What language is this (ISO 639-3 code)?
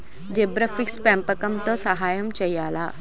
tel